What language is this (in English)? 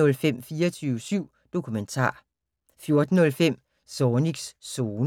Danish